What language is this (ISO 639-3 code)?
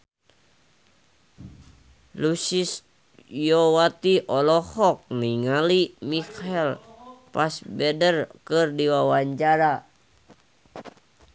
sun